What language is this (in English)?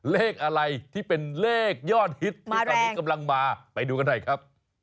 Thai